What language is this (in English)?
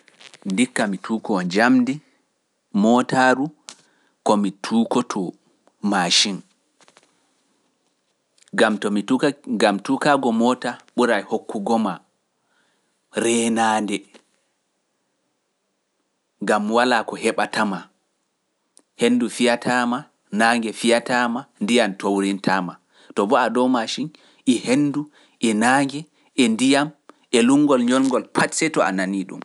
Pular